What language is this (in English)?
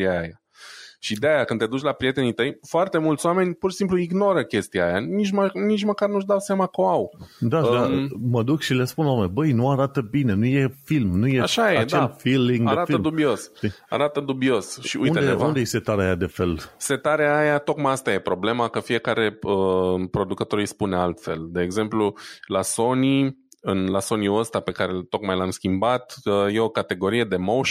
Romanian